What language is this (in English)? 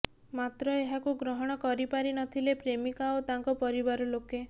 Odia